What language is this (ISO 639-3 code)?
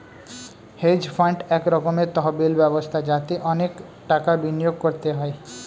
ben